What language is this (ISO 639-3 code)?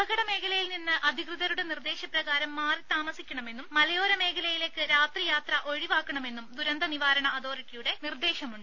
mal